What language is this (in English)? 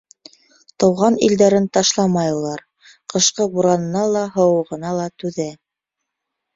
Bashkir